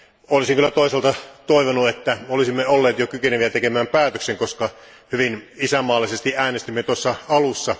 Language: Finnish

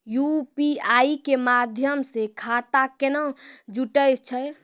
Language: Maithili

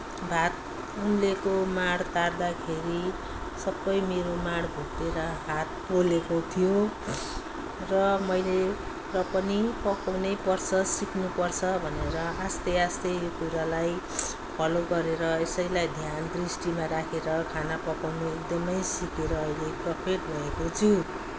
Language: Nepali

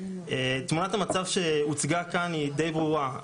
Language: Hebrew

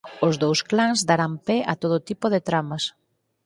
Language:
Galician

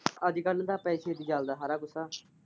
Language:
Punjabi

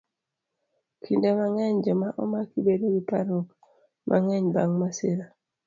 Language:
Luo (Kenya and Tanzania)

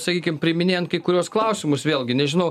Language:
Lithuanian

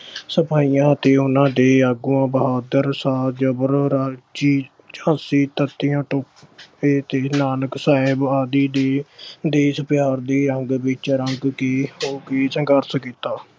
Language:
Punjabi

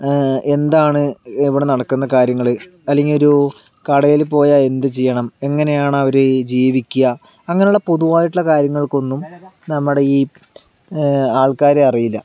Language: Malayalam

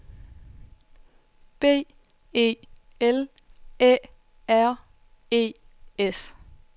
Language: Danish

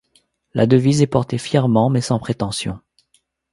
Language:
French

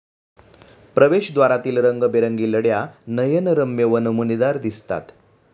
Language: Marathi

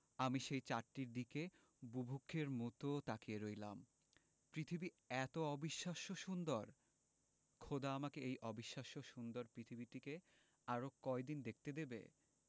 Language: Bangla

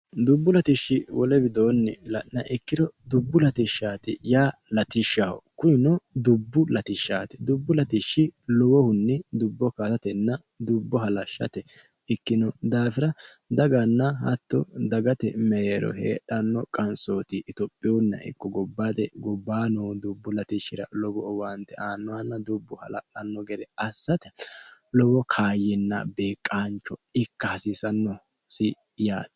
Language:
Sidamo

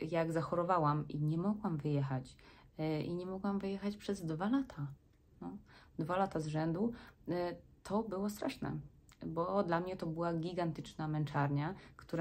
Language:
Polish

